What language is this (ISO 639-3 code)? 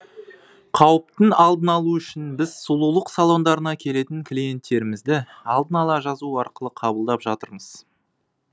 kaz